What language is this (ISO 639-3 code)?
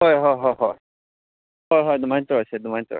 mni